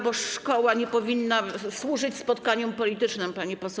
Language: Polish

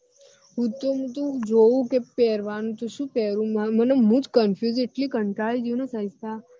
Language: Gujarati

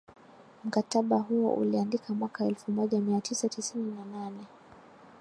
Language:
Swahili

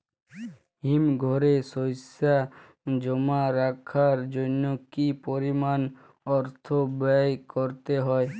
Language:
Bangla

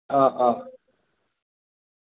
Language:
Assamese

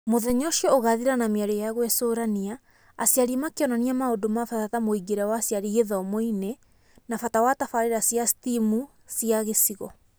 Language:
Kikuyu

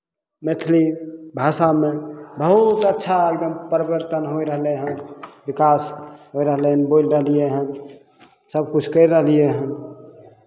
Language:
Maithili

